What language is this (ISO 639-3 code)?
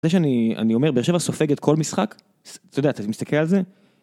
heb